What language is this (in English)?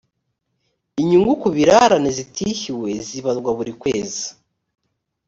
Kinyarwanda